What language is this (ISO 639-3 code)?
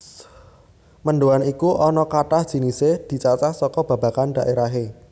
jav